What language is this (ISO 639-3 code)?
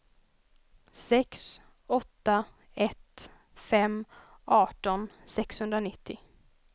swe